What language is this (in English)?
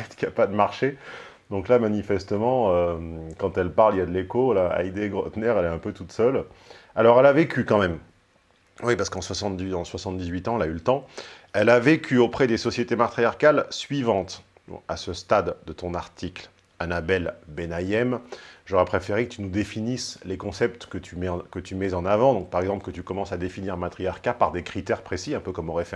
French